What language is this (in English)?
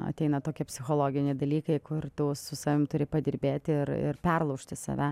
Lithuanian